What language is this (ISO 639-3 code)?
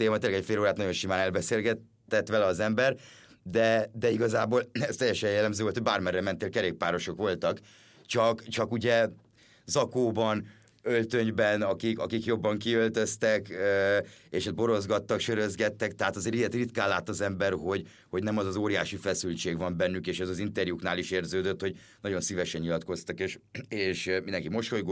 hun